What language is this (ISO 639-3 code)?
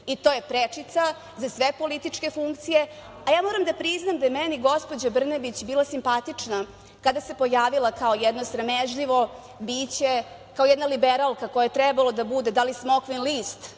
srp